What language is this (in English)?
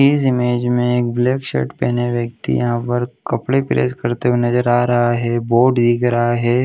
Hindi